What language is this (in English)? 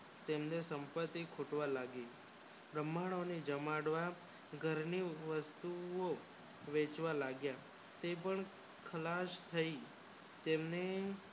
Gujarati